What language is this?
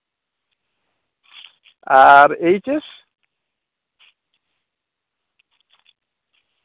Santali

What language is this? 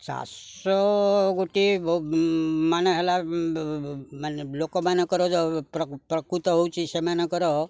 Odia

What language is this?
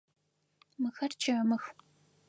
Adyghe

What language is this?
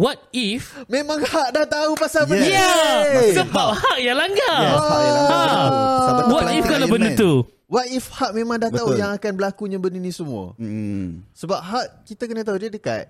Malay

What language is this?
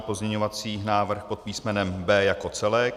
Czech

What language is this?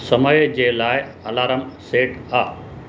Sindhi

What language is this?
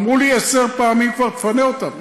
Hebrew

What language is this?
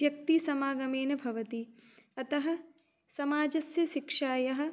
Sanskrit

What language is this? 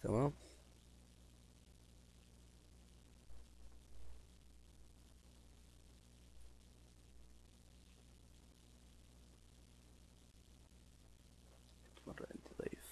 Arabic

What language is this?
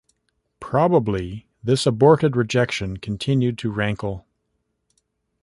English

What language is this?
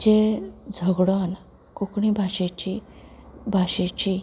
Konkani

